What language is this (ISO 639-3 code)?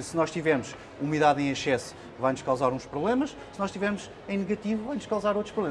por